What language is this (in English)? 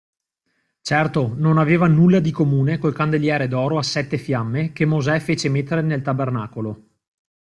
Italian